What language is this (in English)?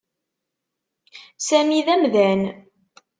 Kabyle